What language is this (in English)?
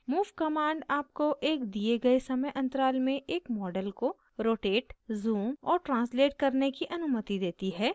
Hindi